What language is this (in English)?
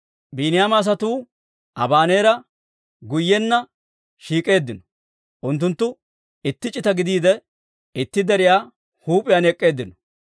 Dawro